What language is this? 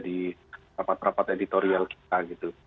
Indonesian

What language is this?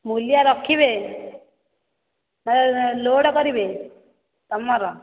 Odia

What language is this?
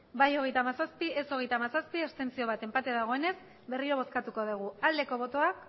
Basque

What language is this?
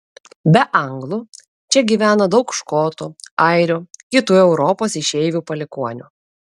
Lithuanian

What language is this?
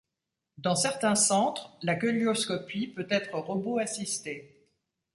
French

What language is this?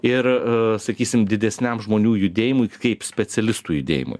Lithuanian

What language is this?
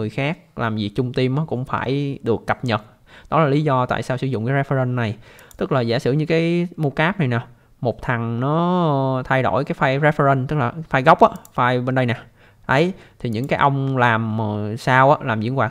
Vietnamese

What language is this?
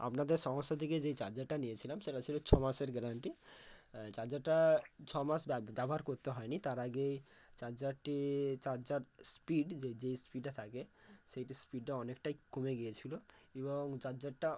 Bangla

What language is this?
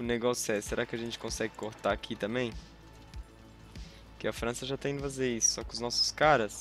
Portuguese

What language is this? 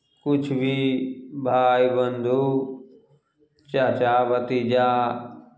Maithili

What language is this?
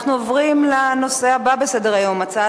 Hebrew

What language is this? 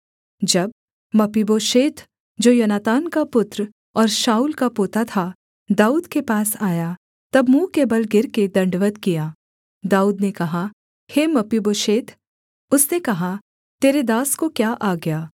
Hindi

